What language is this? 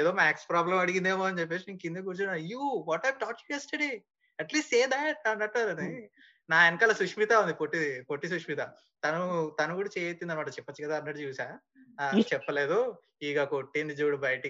Telugu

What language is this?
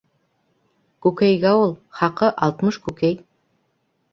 Bashkir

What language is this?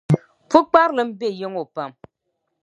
Dagbani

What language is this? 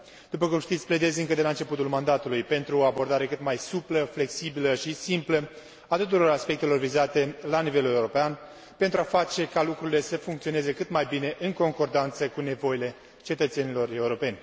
Romanian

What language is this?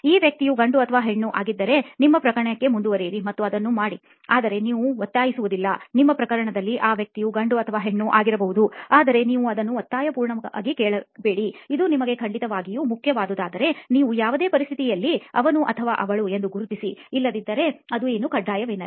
Kannada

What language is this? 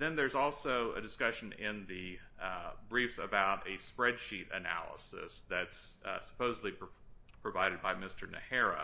English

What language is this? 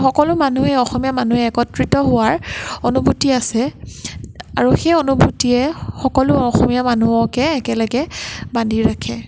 Assamese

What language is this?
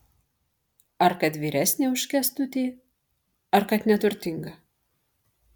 Lithuanian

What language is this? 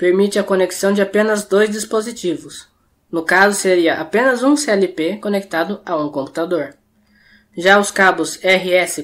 Portuguese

